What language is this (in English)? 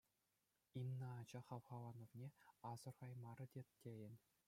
Chuvash